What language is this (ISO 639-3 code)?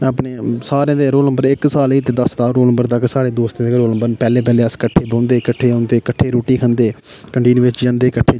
doi